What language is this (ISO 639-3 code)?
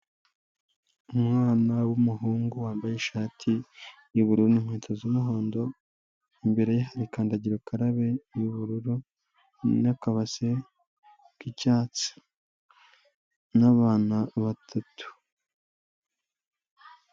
kin